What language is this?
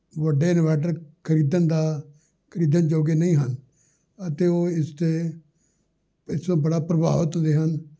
Punjabi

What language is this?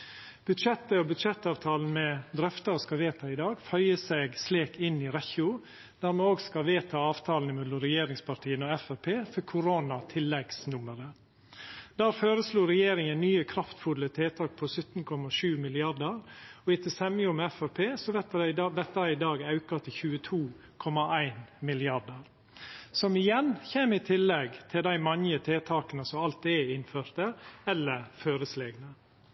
Norwegian Nynorsk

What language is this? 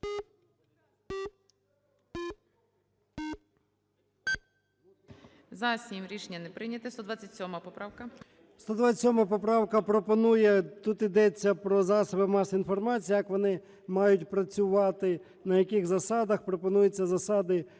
Ukrainian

